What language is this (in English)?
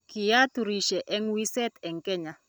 Kalenjin